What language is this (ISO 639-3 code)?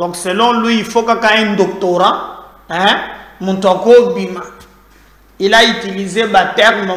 fra